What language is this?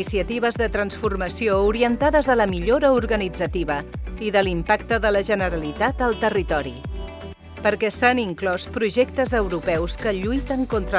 Catalan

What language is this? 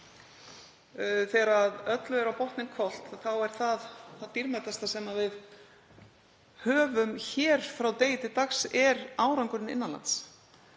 Icelandic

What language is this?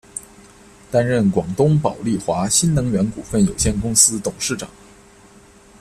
Chinese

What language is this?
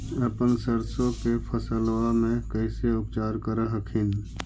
Magahi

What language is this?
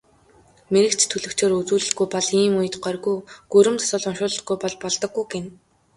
Mongolian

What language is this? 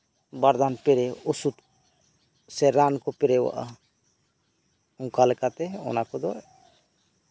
Santali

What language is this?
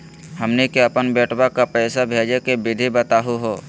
Magahi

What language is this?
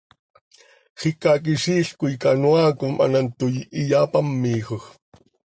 Seri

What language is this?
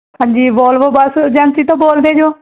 Punjabi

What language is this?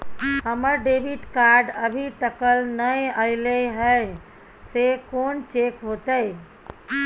Maithili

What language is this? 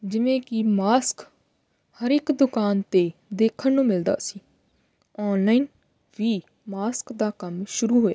Punjabi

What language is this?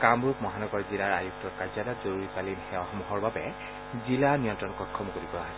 Assamese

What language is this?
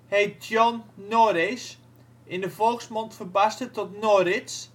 Dutch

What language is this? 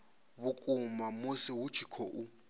Venda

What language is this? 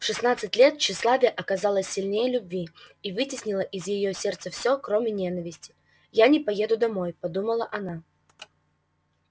Russian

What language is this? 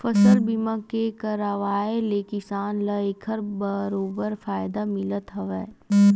Chhattisgarhi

